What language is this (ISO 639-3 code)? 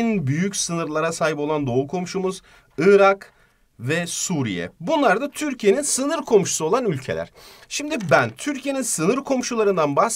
tur